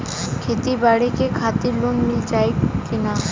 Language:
Bhojpuri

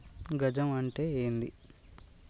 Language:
Telugu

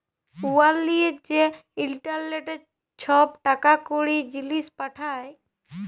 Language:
Bangla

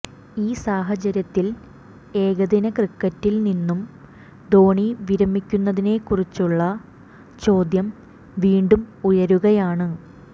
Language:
Malayalam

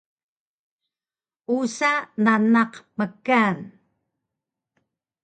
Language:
Taroko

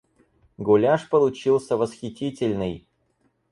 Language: Russian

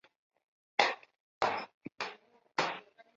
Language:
Chinese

